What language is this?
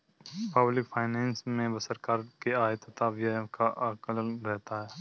Hindi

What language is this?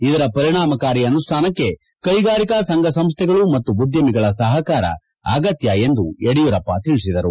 Kannada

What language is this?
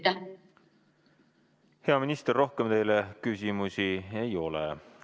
Estonian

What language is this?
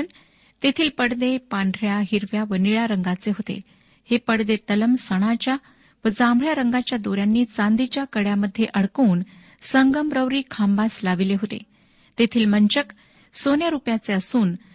Marathi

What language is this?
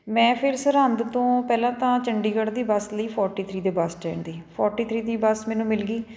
Punjabi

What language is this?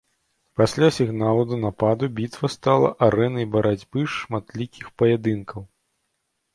Belarusian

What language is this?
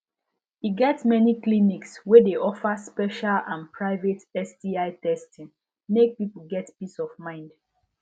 Nigerian Pidgin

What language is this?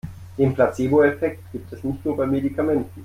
German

